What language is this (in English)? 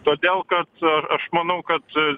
Lithuanian